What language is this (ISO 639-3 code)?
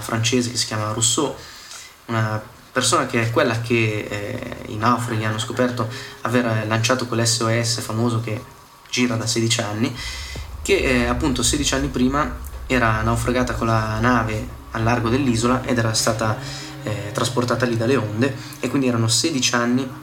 ita